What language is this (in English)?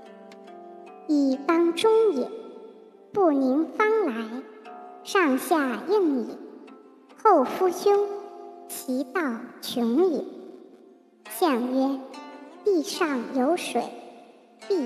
Chinese